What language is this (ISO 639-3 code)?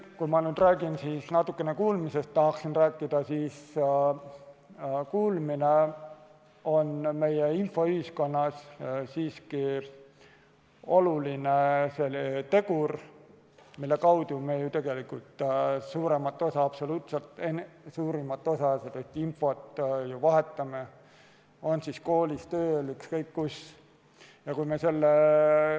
est